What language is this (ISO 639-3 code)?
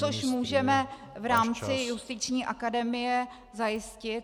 ces